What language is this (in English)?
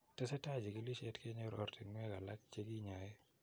Kalenjin